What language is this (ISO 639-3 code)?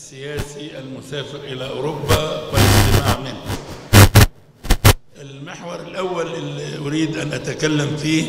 ara